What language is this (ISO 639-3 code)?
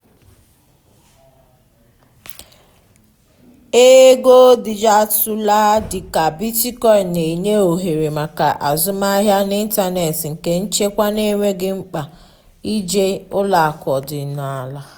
ibo